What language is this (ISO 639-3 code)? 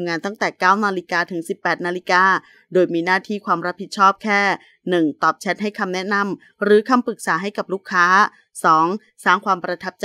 tha